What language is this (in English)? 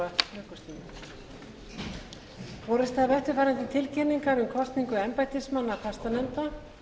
Icelandic